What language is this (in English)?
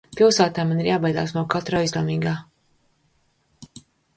Latvian